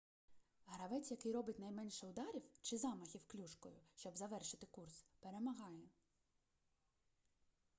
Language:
Ukrainian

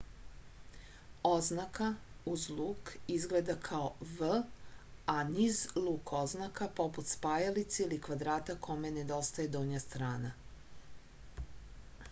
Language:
Serbian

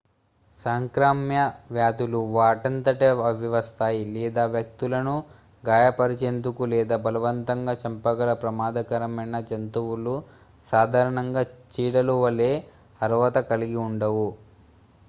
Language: Telugu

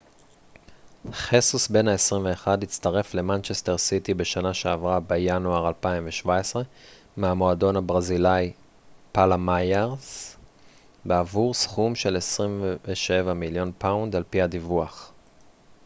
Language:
Hebrew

